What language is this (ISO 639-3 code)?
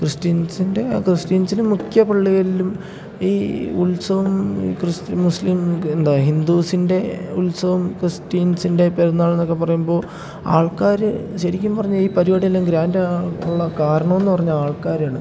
mal